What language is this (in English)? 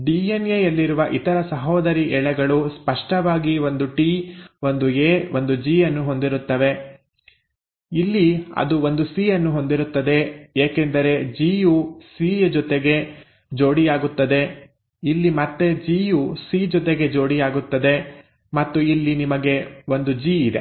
Kannada